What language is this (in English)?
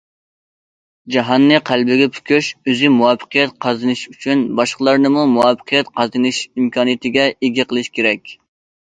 Uyghur